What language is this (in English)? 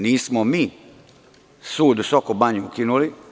Serbian